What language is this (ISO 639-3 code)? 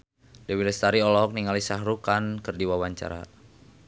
sun